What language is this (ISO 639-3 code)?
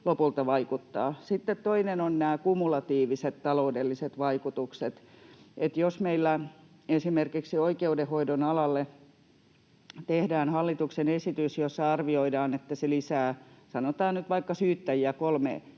fin